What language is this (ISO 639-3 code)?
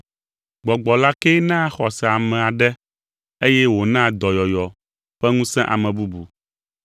ewe